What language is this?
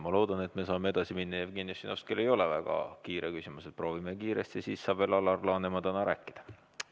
Estonian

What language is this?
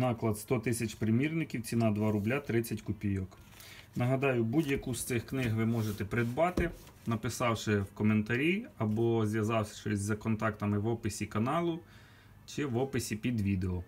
Ukrainian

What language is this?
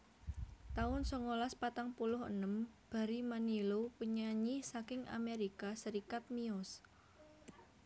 Javanese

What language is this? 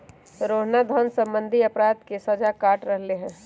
Magahi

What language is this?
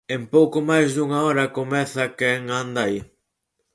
Galician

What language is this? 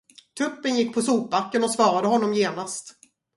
Swedish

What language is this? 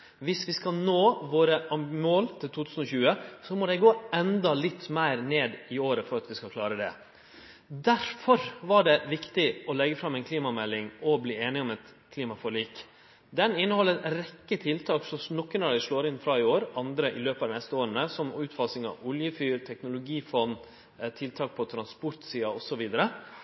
Norwegian Nynorsk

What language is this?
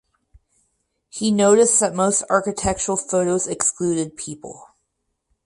English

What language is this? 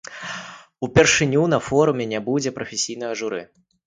Belarusian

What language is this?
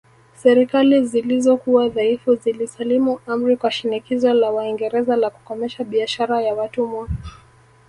Swahili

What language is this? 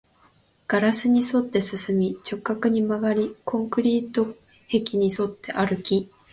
Japanese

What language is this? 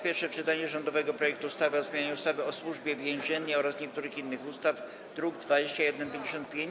Polish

